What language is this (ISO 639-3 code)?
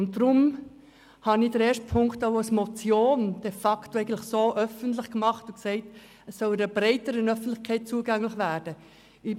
gsw